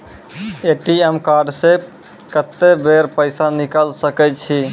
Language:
Maithili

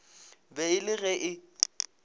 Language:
Northern Sotho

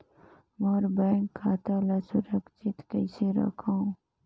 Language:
Chhattisgarhi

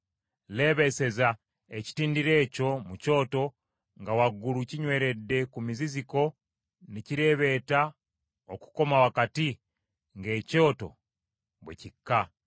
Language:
Ganda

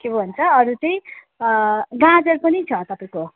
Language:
Nepali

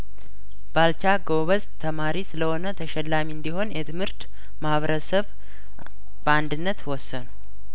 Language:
Amharic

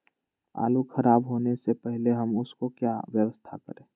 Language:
Magahi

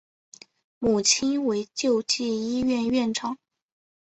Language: Chinese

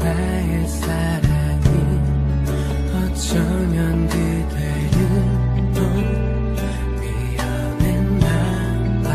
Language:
Korean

